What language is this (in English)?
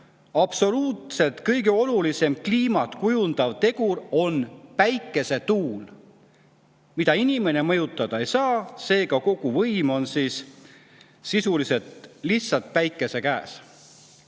Estonian